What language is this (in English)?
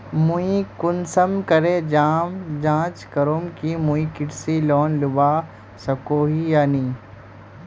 Magahi